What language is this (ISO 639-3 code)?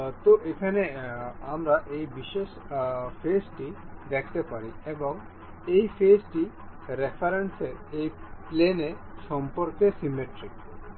ben